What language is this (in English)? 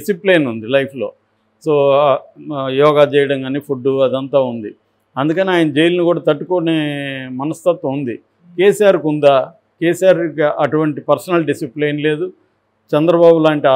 Telugu